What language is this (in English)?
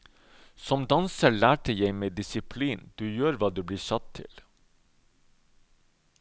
Norwegian